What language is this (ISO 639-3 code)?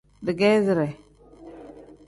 kdh